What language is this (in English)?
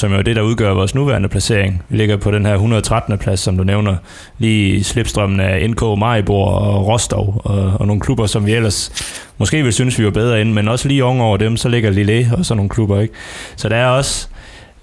Danish